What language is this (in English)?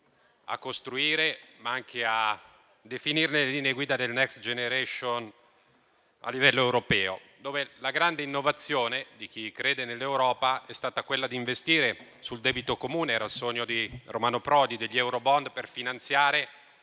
Italian